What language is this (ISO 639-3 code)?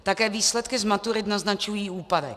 ces